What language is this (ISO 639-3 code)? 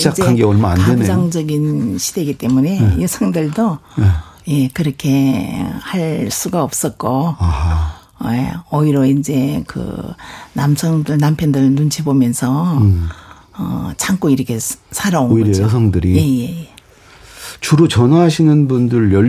kor